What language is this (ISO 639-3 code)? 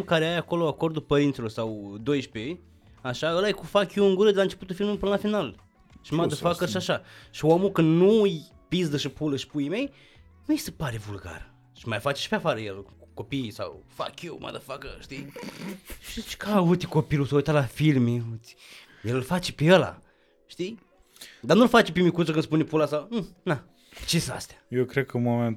ron